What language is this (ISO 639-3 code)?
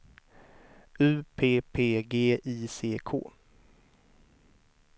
swe